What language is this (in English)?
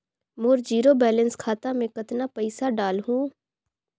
Chhattisgarhi